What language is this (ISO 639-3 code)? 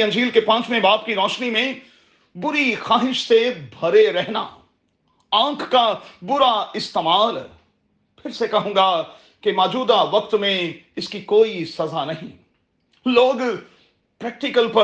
urd